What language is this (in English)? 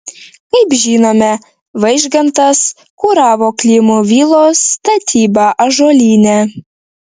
Lithuanian